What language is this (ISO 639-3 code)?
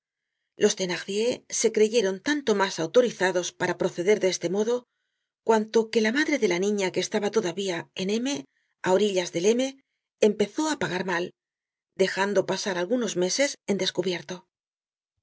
spa